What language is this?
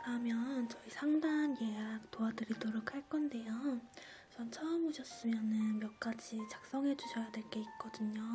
Korean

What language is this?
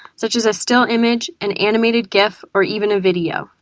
English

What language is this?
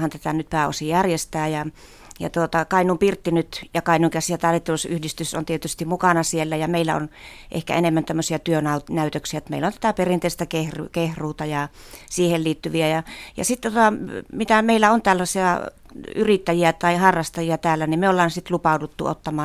Finnish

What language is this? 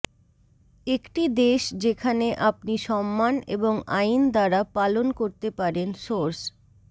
Bangla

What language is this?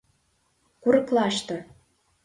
Mari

